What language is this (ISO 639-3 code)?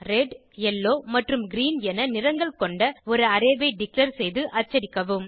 tam